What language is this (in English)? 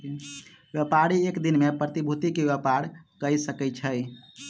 Maithili